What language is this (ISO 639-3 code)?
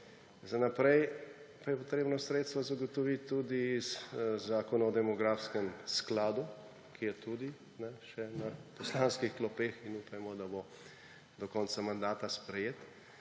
slv